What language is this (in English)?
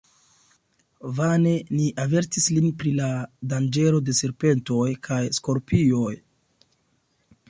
Esperanto